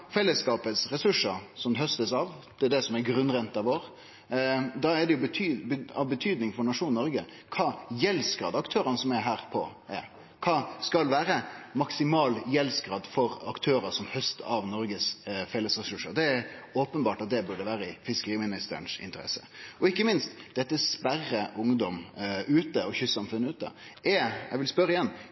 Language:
Norwegian Nynorsk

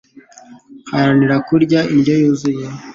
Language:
Kinyarwanda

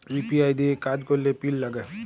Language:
Bangla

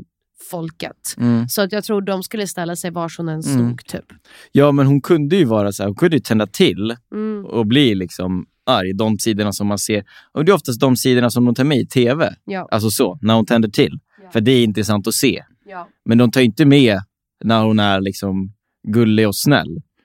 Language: Swedish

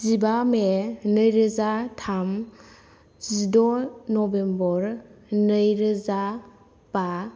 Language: Bodo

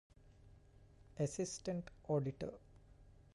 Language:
Divehi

